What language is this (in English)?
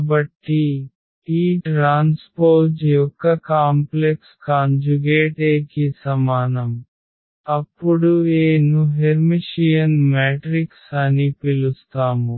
Telugu